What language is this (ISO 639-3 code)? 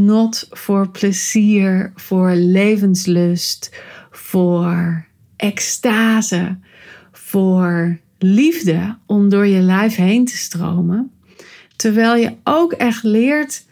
nld